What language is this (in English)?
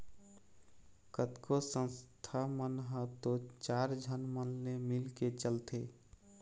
Chhattisgarhi